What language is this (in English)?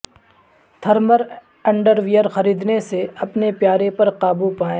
Urdu